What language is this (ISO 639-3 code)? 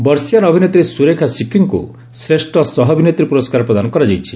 ori